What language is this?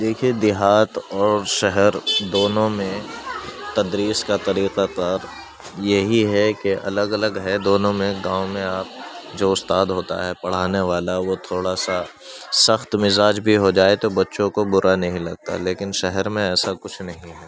Urdu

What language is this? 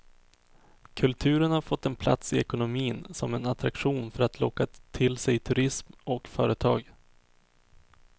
Swedish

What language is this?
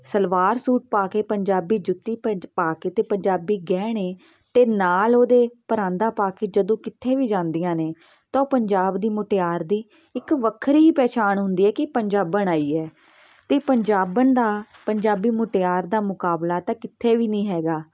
Punjabi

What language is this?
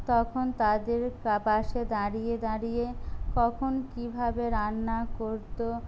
Bangla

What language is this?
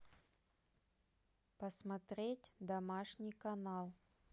Russian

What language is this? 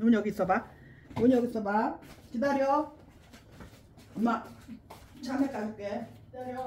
Korean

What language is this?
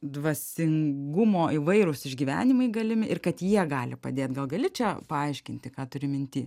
Lithuanian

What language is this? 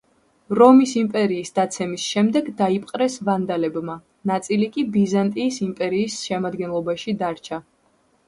Georgian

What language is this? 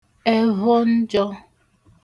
Igbo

